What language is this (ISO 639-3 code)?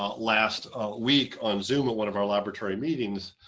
eng